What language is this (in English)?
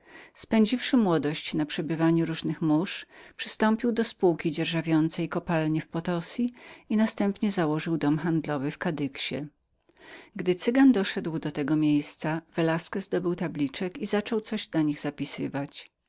Polish